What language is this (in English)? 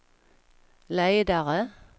Swedish